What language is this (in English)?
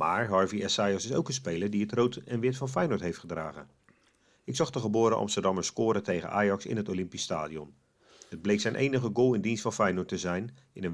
Dutch